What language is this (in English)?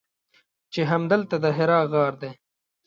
Pashto